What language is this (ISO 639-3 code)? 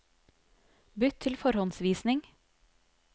nor